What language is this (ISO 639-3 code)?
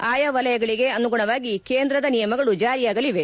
kan